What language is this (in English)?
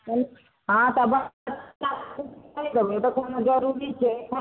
Maithili